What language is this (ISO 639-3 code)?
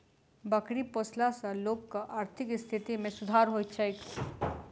mai